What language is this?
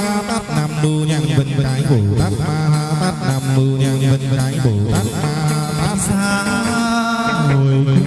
Vietnamese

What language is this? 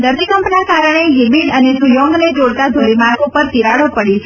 Gujarati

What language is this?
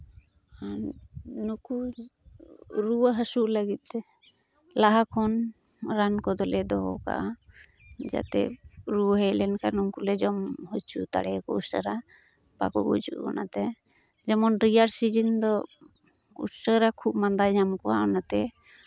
Santali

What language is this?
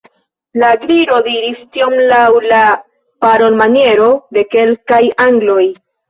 Esperanto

